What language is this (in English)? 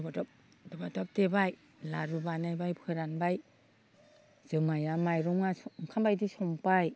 Bodo